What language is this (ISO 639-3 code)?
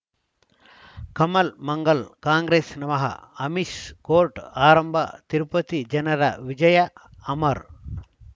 kan